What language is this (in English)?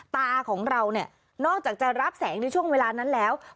Thai